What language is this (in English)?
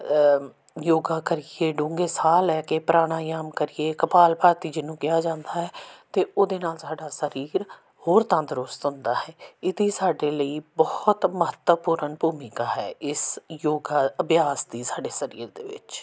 Punjabi